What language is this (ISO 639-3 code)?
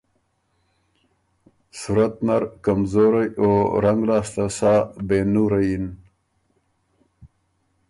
oru